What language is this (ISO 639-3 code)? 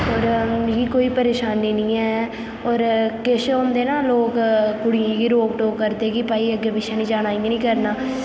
doi